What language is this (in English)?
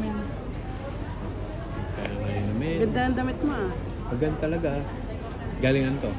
Filipino